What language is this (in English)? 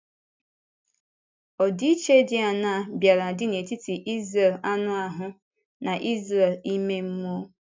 Igbo